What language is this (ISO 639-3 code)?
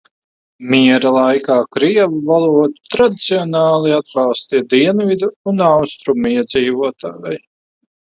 lav